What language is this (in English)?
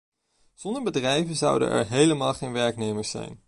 Dutch